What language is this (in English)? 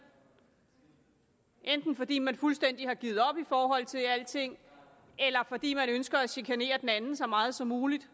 Danish